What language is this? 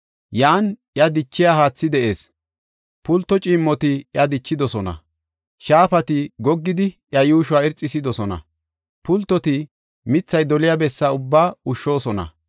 Gofa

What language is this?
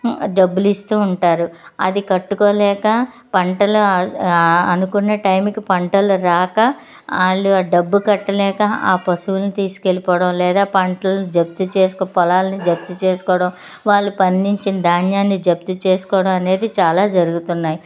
Telugu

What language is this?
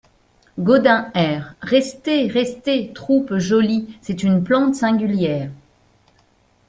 French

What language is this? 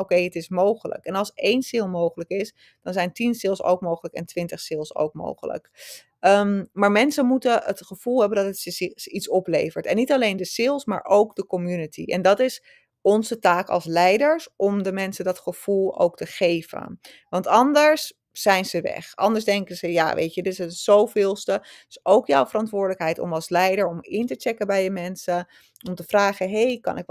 Dutch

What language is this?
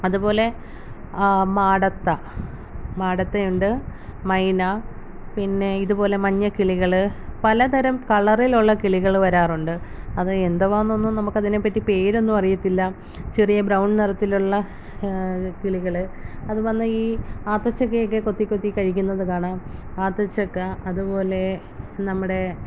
Malayalam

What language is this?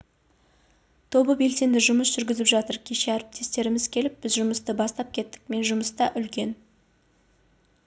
Kazakh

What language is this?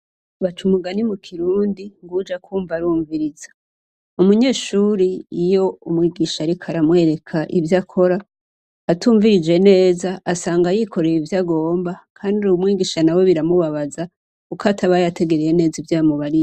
Rundi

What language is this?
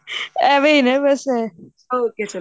Punjabi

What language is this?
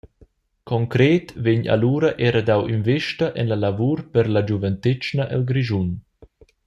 Romansh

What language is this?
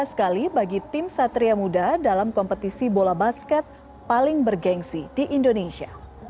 Indonesian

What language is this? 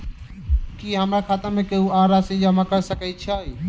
Maithili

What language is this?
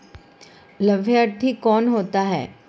Hindi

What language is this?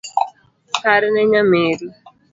Luo (Kenya and Tanzania)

